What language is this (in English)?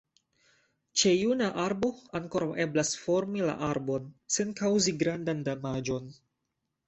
Esperanto